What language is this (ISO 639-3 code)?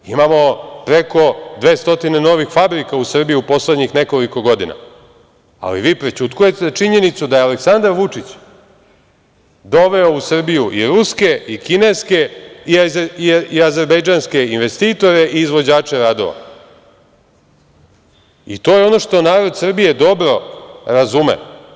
srp